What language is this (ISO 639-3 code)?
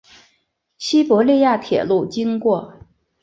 zho